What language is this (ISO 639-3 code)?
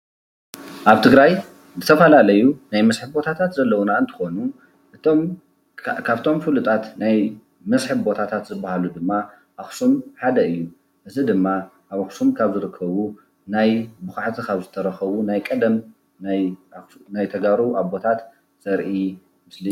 tir